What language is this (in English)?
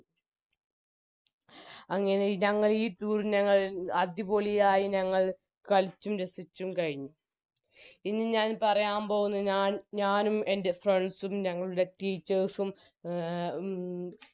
Malayalam